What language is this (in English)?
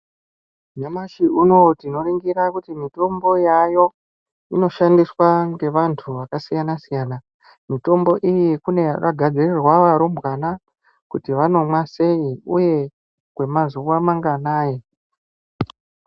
Ndau